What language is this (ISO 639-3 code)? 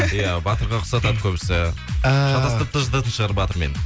kaz